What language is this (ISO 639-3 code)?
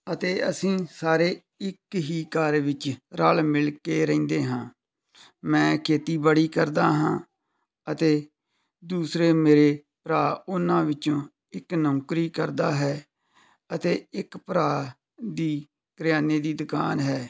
pan